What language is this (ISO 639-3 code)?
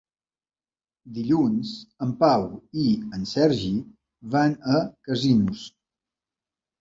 cat